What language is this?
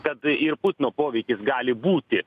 Lithuanian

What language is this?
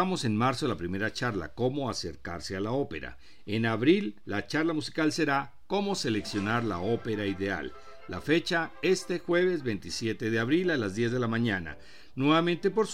Spanish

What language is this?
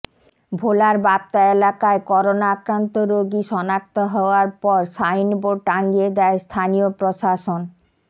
Bangla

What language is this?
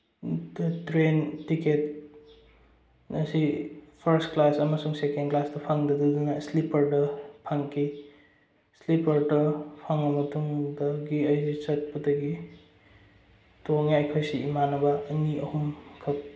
Manipuri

